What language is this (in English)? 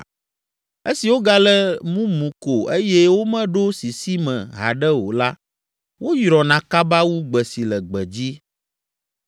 Ewe